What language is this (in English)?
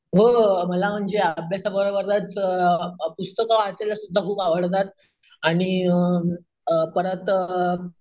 Marathi